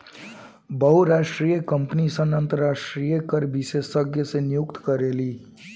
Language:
Bhojpuri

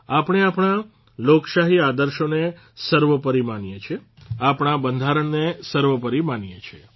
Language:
Gujarati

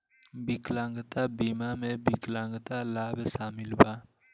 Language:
Bhojpuri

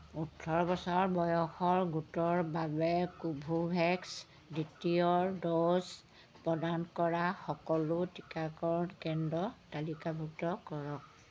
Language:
Assamese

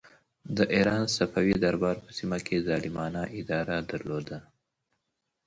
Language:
Pashto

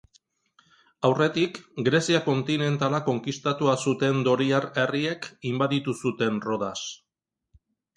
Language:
Basque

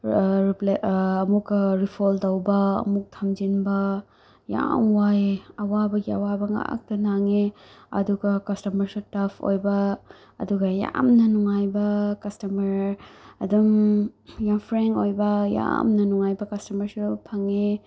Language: Manipuri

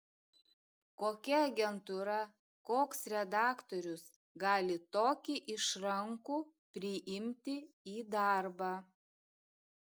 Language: Lithuanian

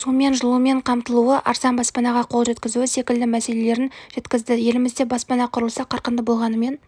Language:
Kazakh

